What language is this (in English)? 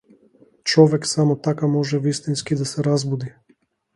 Macedonian